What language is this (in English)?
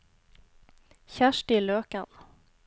Norwegian